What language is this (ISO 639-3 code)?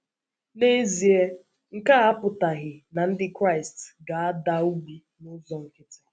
ibo